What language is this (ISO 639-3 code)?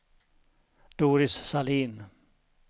swe